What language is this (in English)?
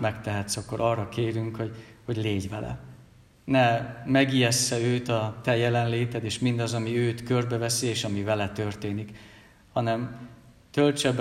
Hungarian